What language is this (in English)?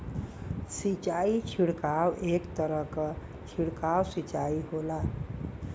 Bhojpuri